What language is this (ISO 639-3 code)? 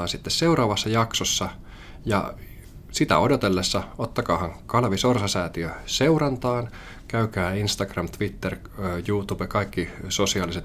fin